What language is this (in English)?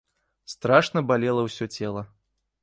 Belarusian